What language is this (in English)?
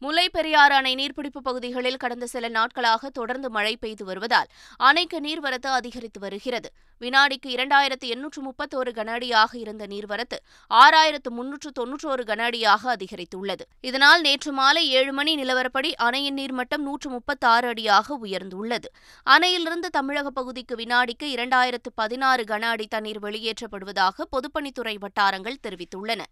Tamil